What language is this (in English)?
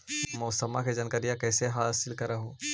Magahi